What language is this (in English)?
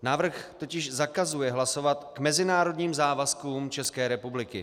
Czech